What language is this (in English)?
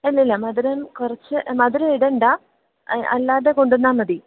Malayalam